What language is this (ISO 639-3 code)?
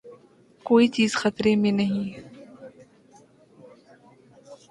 urd